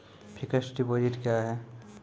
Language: Maithili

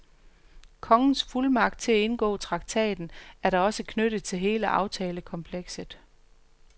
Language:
Danish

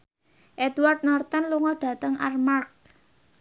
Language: Javanese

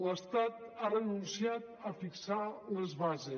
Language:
Catalan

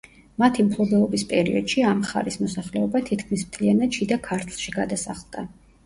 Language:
Georgian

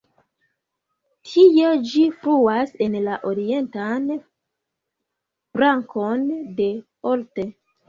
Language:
Esperanto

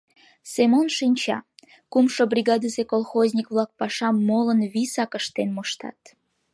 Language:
Mari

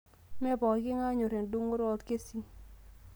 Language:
Masai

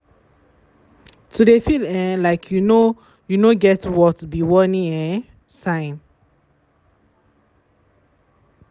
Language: Nigerian Pidgin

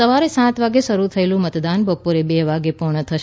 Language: Gujarati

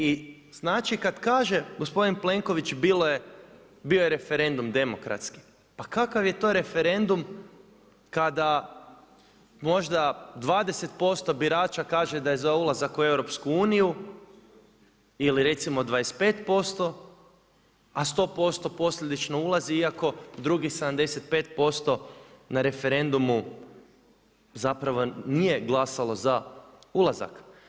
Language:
Croatian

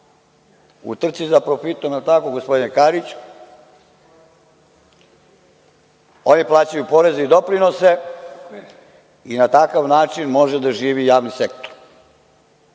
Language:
Serbian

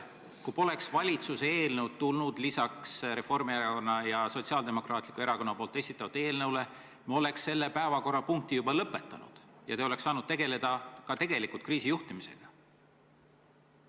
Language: Estonian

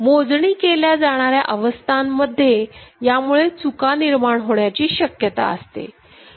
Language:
Marathi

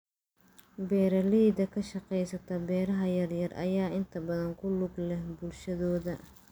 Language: Somali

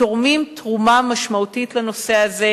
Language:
Hebrew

